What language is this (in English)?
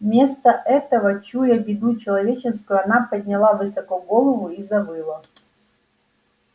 Russian